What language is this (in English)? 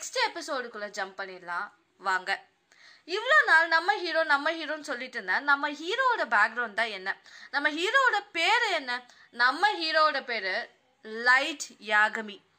Tamil